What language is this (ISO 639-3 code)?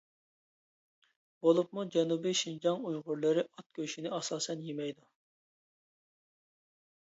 uig